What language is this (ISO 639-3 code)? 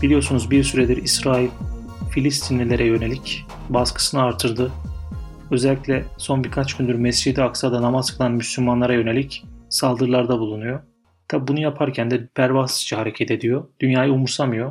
tur